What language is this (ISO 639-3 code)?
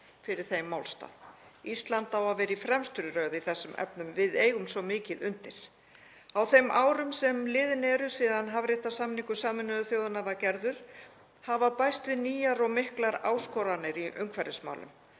isl